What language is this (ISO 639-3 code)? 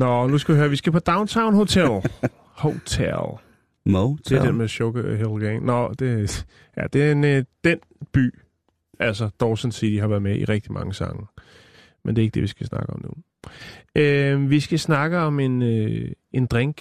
dan